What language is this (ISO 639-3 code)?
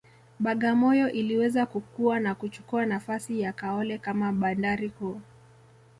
swa